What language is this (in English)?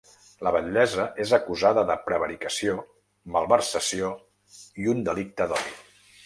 Catalan